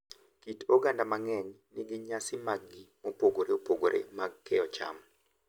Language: Luo (Kenya and Tanzania)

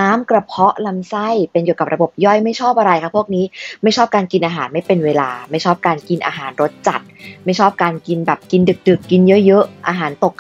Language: Thai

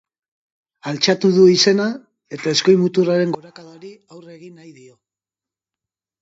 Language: Basque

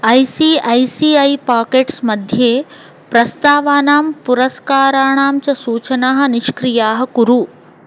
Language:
Sanskrit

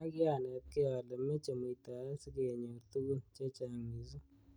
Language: Kalenjin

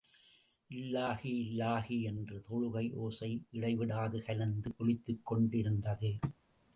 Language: Tamil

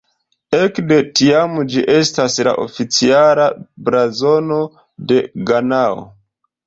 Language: Esperanto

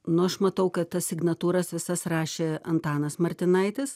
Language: Lithuanian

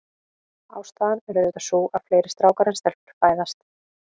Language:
Icelandic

